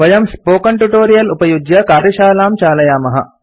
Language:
Sanskrit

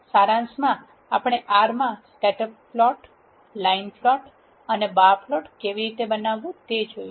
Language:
Gujarati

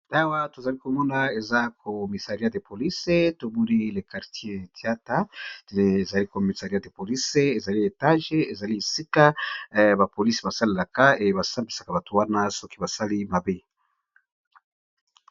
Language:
Lingala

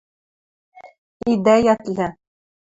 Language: Western Mari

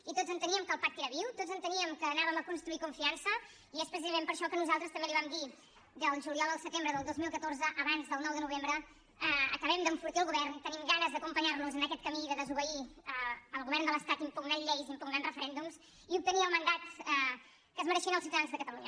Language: Catalan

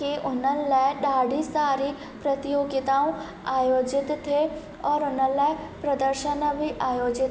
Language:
Sindhi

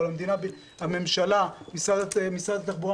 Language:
Hebrew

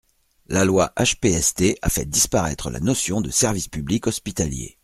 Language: French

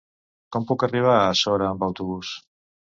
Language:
Catalan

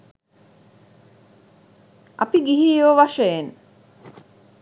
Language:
Sinhala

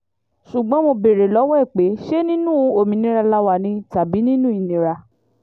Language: Yoruba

